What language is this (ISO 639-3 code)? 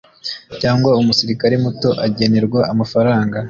kin